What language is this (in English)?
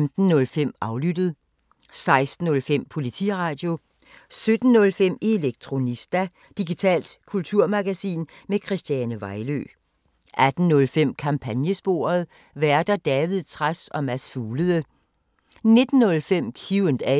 Danish